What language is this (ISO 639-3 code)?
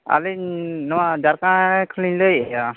sat